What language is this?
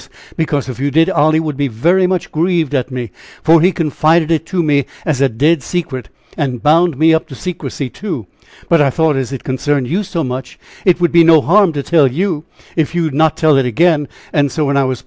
English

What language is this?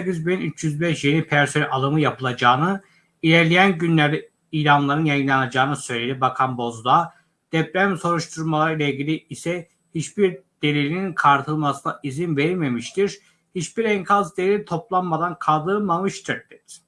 Turkish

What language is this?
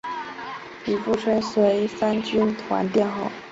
Chinese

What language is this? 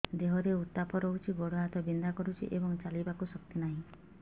Odia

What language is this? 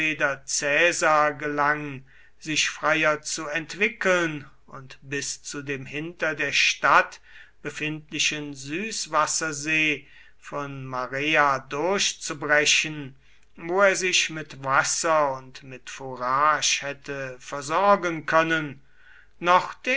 German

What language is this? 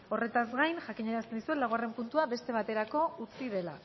Basque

